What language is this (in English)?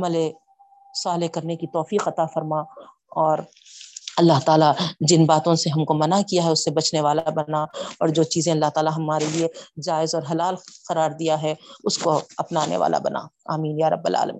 Urdu